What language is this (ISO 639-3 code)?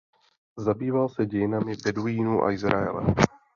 ces